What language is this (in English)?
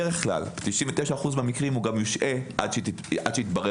Hebrew